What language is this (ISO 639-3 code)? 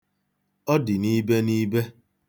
ibo